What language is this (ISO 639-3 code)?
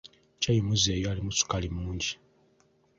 lug